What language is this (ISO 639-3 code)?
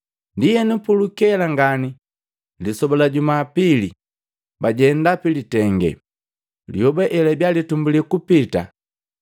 mgv